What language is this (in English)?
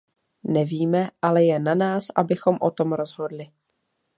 Czech